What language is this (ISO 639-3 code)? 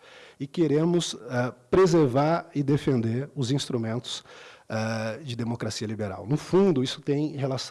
por